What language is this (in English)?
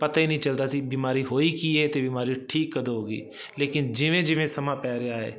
Punjabi